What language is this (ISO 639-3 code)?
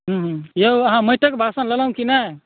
mai